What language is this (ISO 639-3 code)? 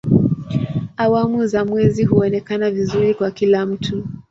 swa